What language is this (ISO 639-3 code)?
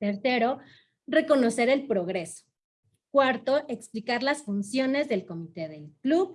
spa